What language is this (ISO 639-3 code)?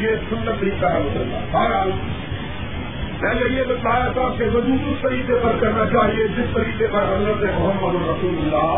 urd